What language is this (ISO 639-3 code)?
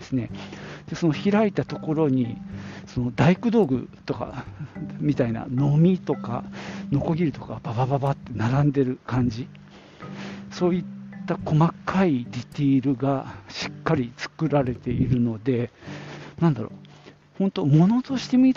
jpn